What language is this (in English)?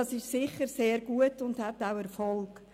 Swiss German